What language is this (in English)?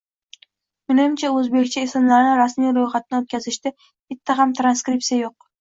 Uzbek